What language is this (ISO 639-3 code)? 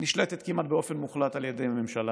heb